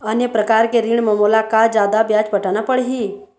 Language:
Chhattisgarhi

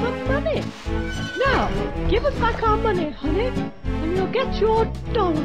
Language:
French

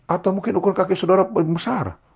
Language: Indonesian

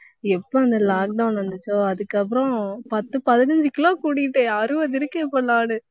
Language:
Tamil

